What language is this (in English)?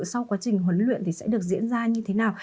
Vietnamese